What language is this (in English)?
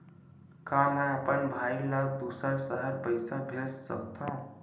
Chhattisgarhi